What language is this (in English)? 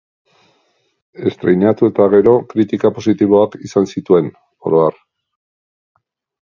Basque